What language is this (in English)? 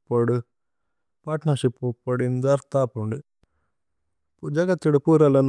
Tulu